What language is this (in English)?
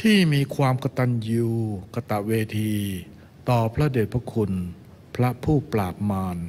Thai